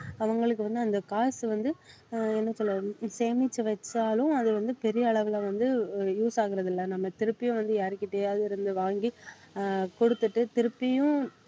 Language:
Tamil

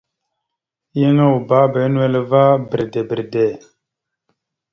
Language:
Mada (Cameroon)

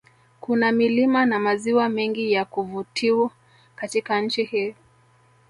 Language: Swahili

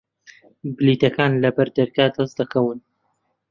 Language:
Central Kurdish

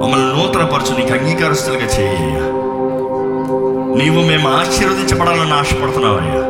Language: Telugu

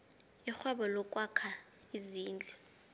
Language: South Ndebele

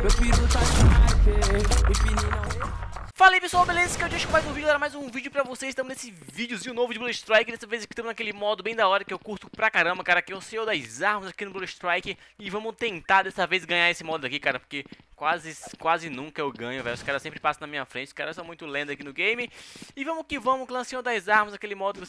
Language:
Portuguese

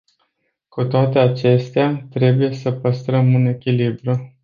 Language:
Romanian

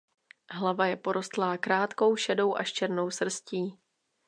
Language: Czech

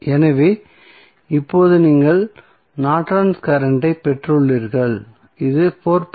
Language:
Tamil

